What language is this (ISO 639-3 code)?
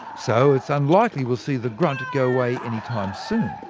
eng